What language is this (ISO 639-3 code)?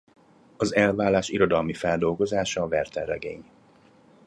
hun